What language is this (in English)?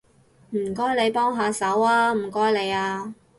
Cantonese